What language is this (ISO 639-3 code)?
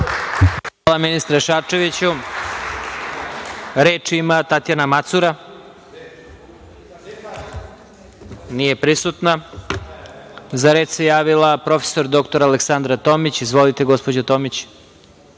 srp